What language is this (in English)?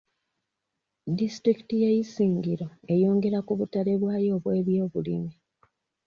Ganda